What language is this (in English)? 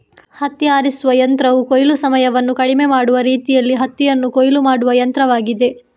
Kannada